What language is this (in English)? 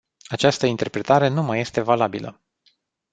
Romanian